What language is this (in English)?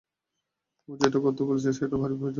Bangla